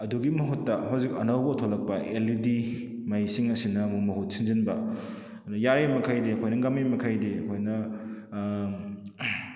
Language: Manipuri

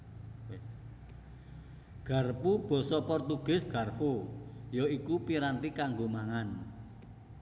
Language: Javanese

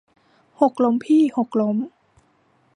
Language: Thai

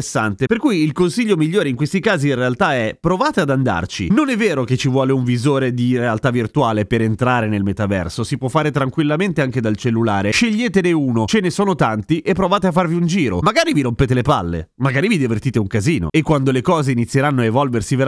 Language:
Italian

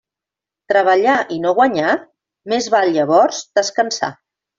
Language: Catalan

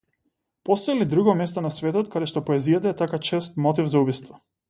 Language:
Macedonian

